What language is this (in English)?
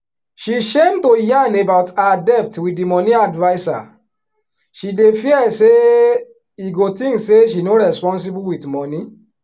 Nigerian Pidgin